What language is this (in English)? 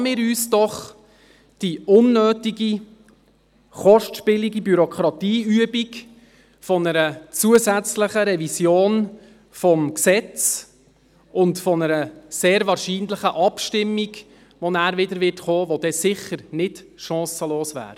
Swiss German